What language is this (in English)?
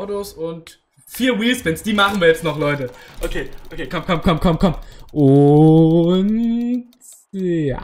German